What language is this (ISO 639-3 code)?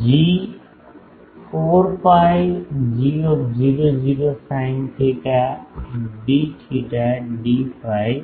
guj